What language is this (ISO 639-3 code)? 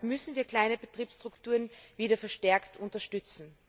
deu